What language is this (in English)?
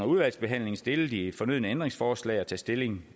Danish